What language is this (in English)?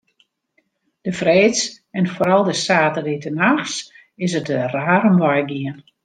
Western Frisian